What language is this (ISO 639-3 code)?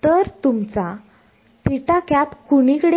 mar